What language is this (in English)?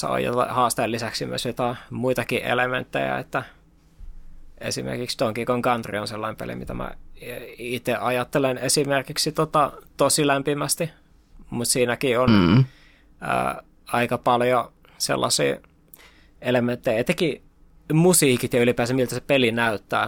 Finnish